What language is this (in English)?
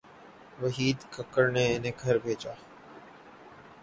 Urdu